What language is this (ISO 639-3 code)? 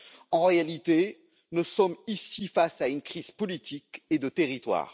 fra